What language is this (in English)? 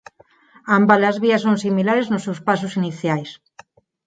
Galician